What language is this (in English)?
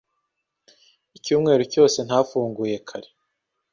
Kinyarwanda